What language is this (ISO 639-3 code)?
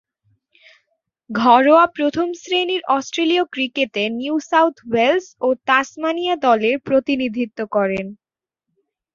ben